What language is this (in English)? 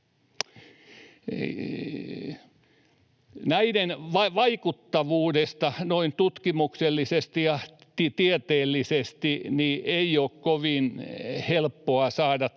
Finnish